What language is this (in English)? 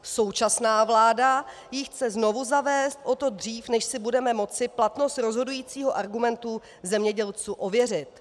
Czech